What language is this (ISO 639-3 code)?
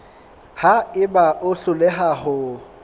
sot